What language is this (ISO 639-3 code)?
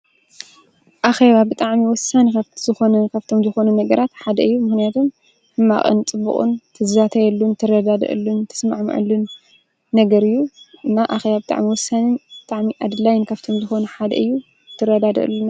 tir